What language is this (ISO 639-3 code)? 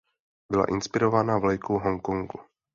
ces